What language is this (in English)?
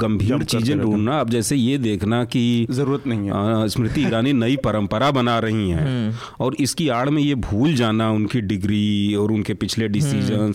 Hindi